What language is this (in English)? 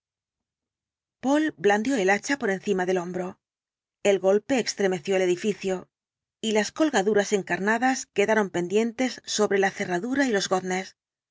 Spanish